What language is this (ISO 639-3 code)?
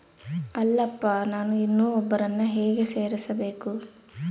kan